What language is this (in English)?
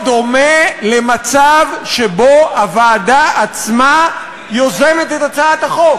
Hebrew